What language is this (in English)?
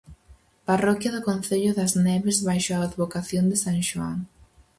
Galician